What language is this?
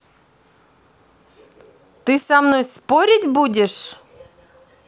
Russian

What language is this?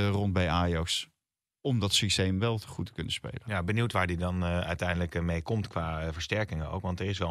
Dutch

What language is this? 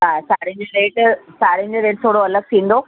Sindhi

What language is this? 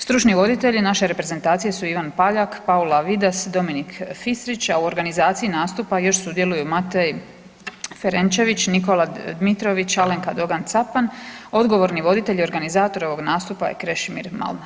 Croatian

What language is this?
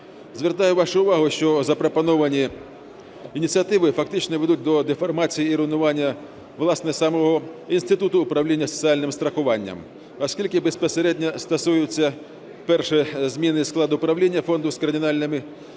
Ukrainian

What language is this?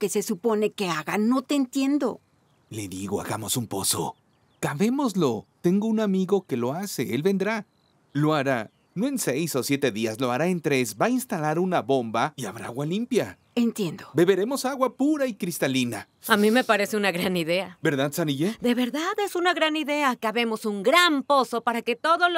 Spanish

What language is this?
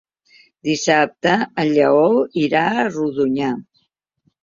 Catalan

